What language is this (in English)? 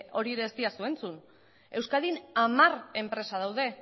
Basque